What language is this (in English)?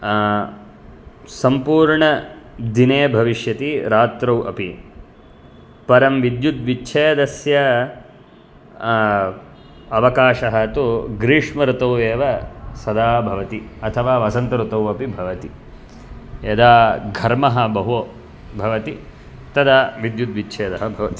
Sanskrit